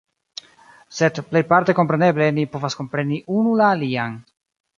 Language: Esperanto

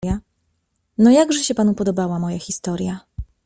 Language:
Polish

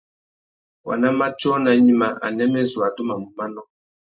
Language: Tuki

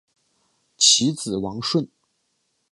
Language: Chinese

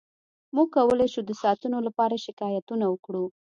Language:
Pashto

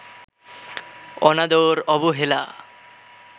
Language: Bangla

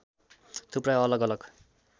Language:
Nepali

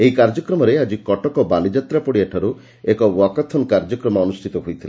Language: Odia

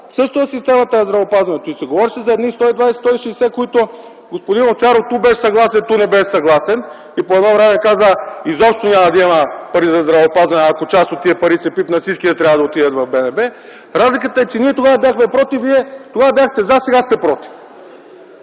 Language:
Bulgarian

